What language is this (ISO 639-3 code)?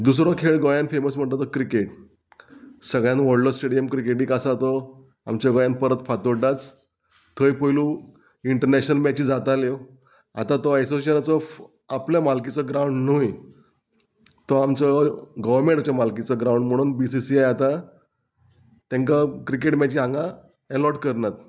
kok